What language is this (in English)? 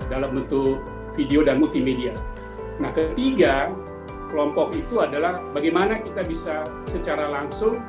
Indonesian